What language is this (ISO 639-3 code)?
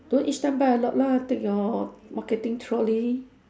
eng